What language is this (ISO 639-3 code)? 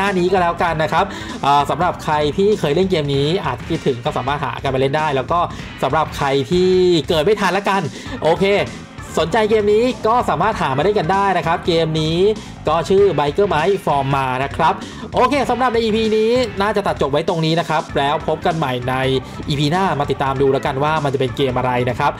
tha